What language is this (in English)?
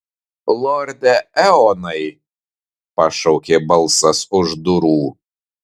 Lithuanian